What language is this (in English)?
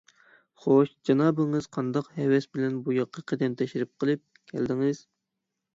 Uyghur